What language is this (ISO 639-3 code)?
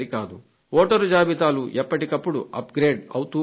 tel